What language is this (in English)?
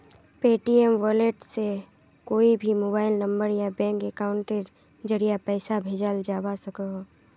Magahi